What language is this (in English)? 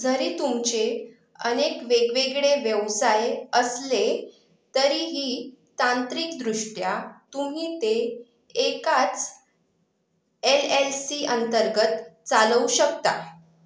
Marathi